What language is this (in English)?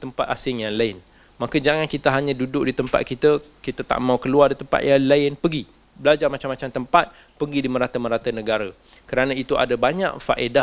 Malay